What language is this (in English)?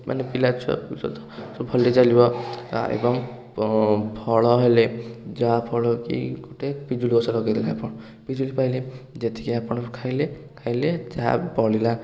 Odia